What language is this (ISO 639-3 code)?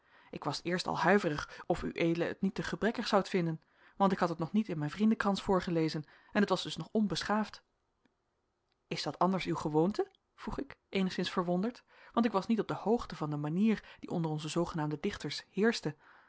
nld